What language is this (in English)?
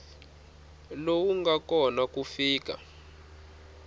Tsonga